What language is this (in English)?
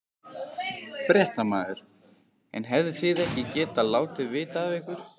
Icelandic